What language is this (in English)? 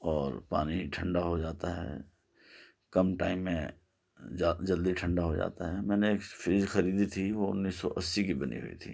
Urdu